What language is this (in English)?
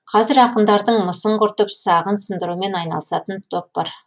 Kazakh